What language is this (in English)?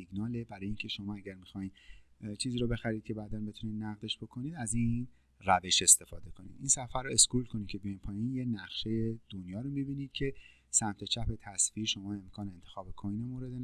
Persian